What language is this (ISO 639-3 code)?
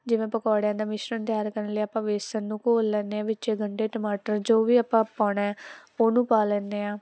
pan